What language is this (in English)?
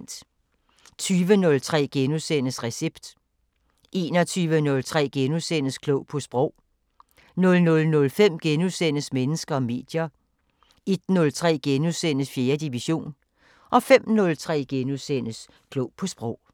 Danish